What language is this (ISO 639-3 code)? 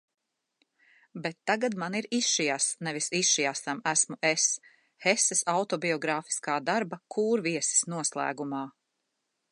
lav